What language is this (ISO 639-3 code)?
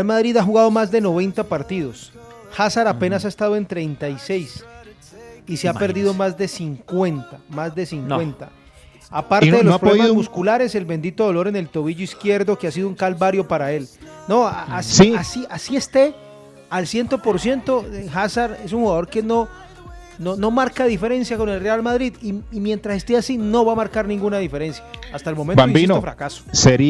spa